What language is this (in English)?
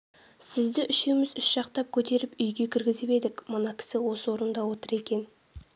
Kazakh